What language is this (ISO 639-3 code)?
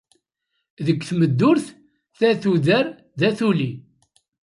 kab